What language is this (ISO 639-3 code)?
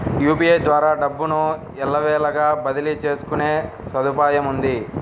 tel